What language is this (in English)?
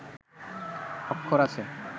Bangla